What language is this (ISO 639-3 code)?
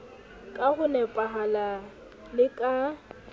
sot